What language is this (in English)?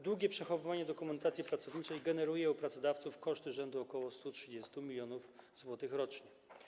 Polish